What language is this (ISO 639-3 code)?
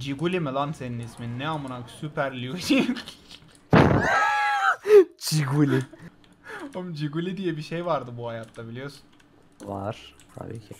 tur